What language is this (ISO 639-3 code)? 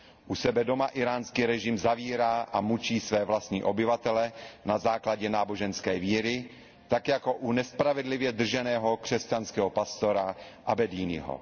ces